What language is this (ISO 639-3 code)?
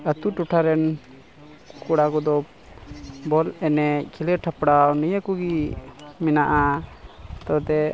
sat